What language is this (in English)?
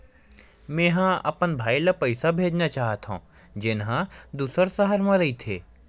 Chhattisgarhi